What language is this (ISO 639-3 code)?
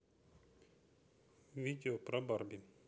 rus